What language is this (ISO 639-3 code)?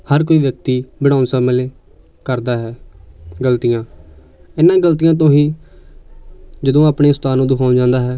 pan